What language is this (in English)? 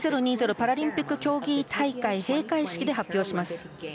Japanese